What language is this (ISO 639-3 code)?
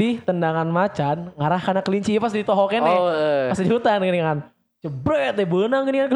ind